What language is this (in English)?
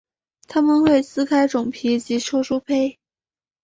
Chinese